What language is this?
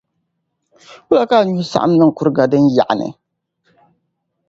Dagbani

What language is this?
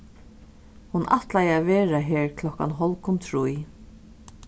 Faroese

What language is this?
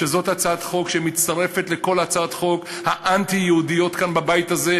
Hebrew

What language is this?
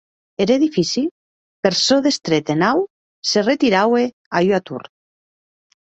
Occitan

